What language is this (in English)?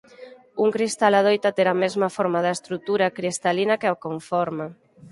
Galician